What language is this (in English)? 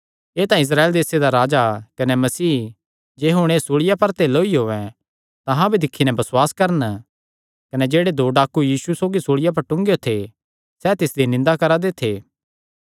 Kangri